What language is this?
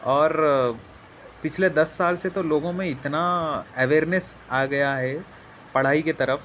Urdu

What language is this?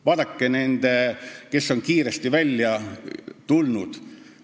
Estonian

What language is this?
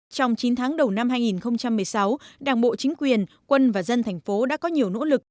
Vietnamese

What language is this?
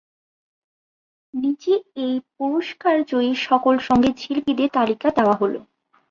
Bangla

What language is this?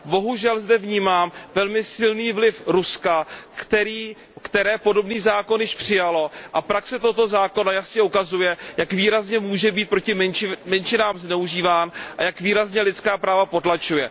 Czech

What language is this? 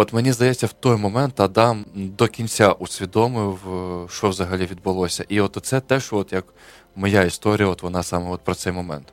Ukrainian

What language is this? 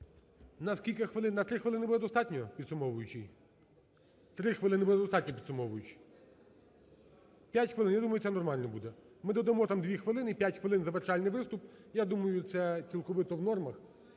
Ukrainian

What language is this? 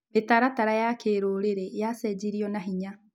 Kikuyu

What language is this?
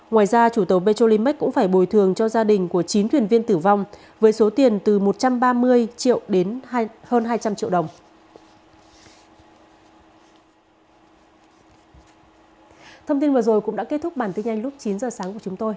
Vietnamese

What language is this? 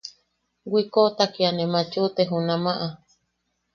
Yaqui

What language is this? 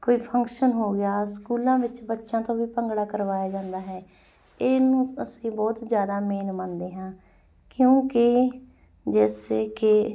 Punjabi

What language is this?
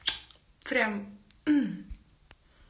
Russian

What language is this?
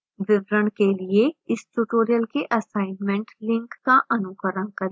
Hindi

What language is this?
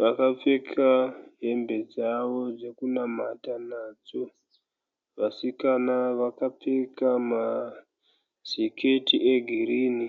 Shona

